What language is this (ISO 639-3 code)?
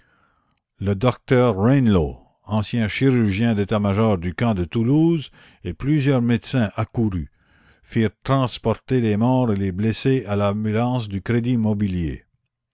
fra